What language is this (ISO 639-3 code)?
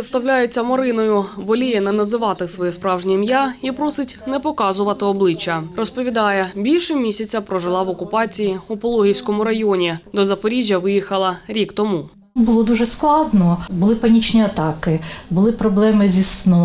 ukr